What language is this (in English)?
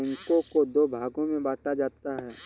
Hindi